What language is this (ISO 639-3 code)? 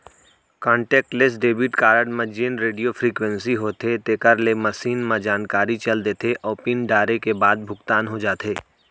hne